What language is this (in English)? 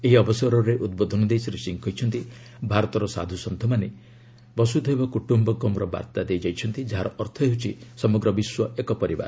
Odia